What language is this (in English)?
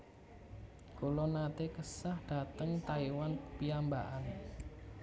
Javanese